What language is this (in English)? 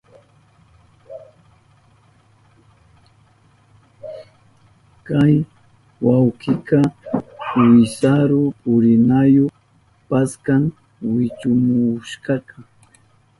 Southern Pastaza Quechua